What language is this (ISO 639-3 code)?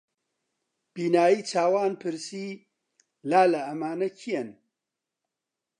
ckb